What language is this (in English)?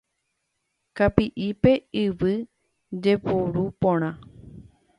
Guarani